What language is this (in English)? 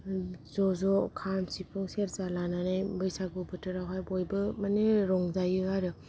Bodo